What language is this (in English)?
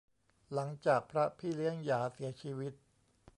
Thai